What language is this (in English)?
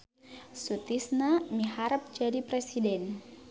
Sundanese